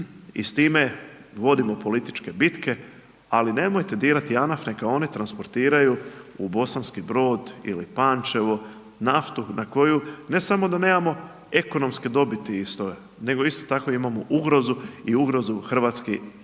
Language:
Croatian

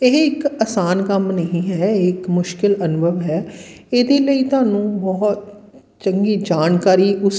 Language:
Punjabi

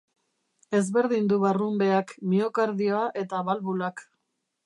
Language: Basque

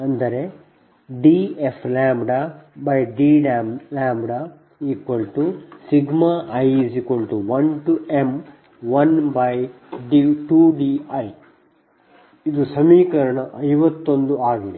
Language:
Kannada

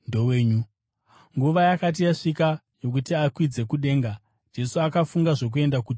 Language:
Shona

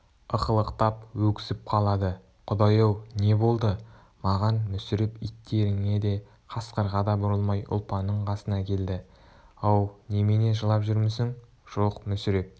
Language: Kazakh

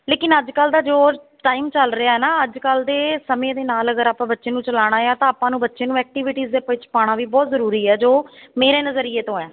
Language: Punjabi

